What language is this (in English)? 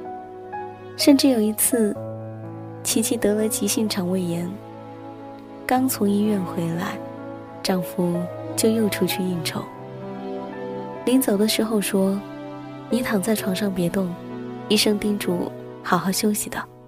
Chinese